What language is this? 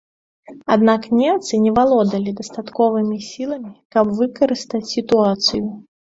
Belarusian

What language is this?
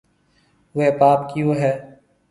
Marwari (Pakistan)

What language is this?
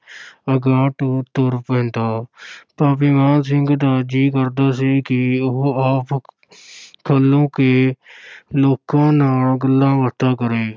Punjabi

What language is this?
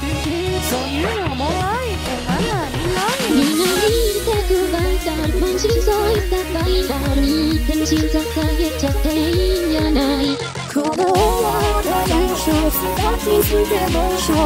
Polish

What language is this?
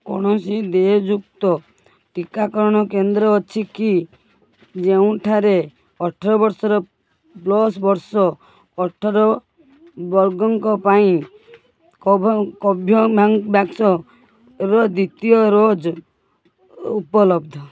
Odia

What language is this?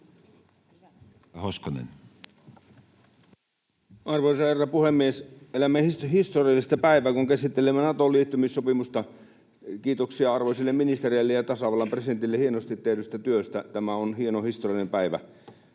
Finnish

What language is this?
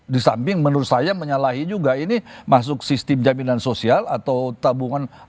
Indonesian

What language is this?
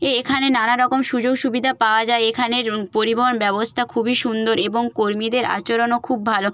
Bangla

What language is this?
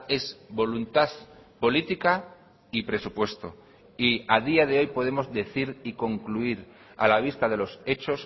Spanish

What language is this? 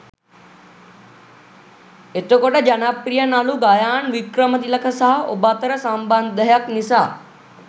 Sinhala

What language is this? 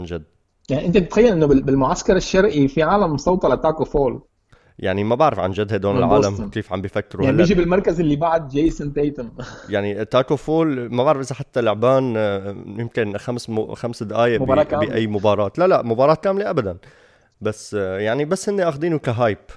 Arabic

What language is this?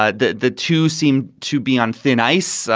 English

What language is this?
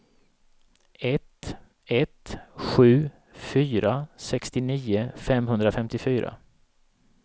Swedish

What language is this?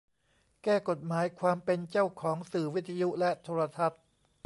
Thai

